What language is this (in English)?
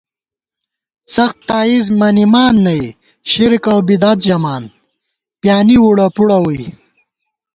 Gawar-Bati